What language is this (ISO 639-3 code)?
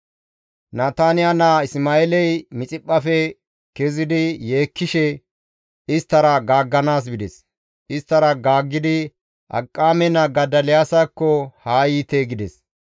gmv